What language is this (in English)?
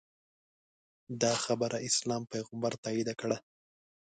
Pashto